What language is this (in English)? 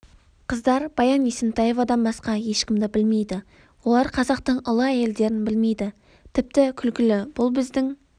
Kazakh